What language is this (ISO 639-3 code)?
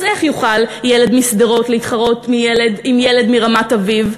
heb